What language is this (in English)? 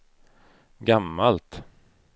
Swedish